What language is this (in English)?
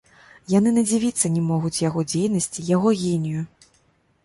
Belarusian